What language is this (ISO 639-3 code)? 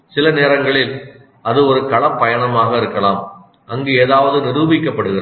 tam